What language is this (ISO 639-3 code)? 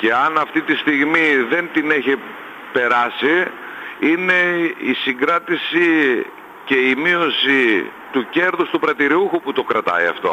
ell